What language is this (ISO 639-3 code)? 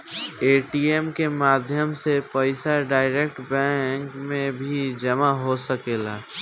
bho